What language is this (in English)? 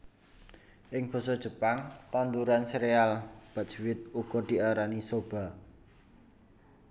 Javanese